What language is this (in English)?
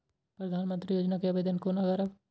Maithili